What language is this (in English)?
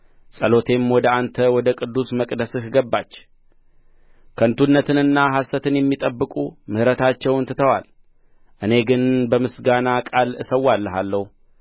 Amharic